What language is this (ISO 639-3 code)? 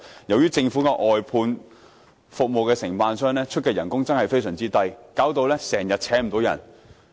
yue